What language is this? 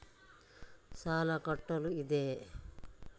Kannada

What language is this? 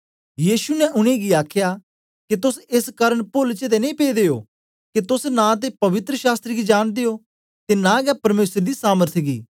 Dogri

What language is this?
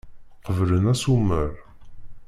Kabyle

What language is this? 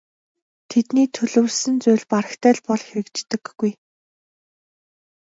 Mongolian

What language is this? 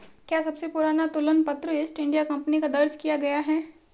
Hindi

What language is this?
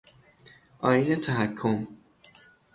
Persian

